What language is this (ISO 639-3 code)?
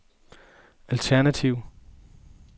dan